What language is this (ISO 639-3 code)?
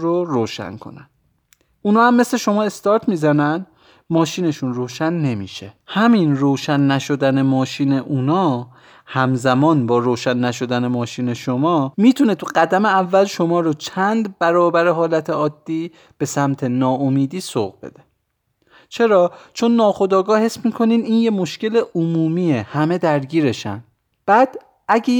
fas